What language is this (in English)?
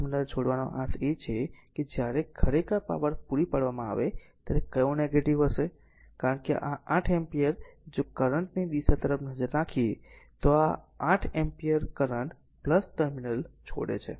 Gujarati